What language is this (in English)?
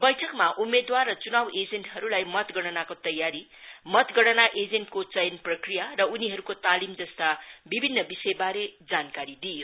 Nepali